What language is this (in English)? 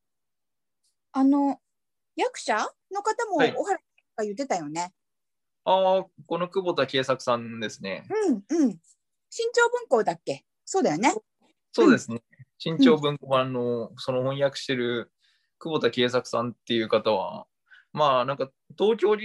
Japanese